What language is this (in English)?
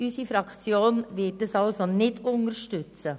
Swiss German